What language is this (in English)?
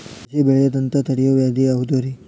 Kannada